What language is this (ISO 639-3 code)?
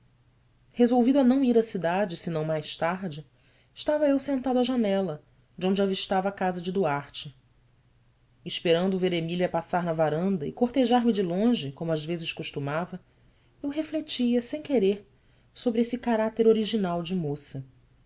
por